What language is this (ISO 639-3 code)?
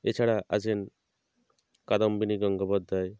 ben